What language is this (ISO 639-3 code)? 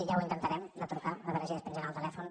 cat